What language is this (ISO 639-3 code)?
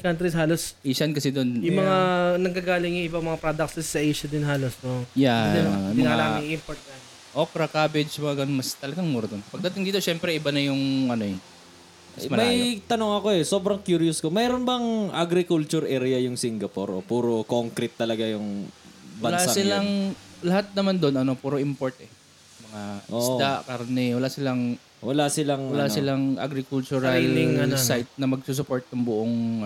fil